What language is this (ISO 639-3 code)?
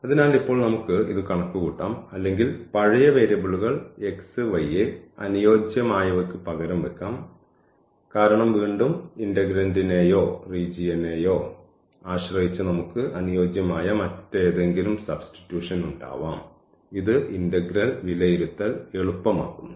mal